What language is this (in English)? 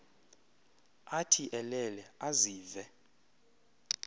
Xhosa